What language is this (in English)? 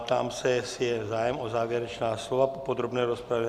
Czech